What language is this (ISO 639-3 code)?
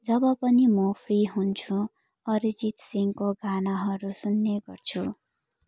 nep